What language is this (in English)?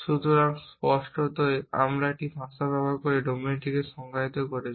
Bangla